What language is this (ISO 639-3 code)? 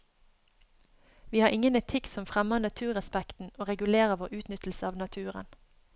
nor